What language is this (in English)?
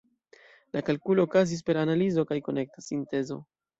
Esperanto